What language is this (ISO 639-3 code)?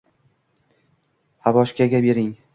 uzb